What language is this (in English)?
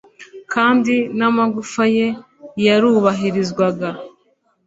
Kinyarwanda